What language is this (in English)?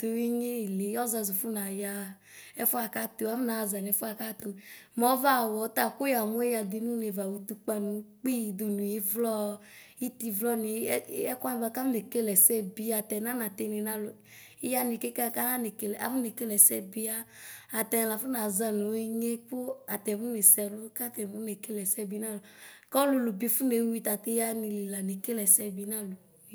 Ikposo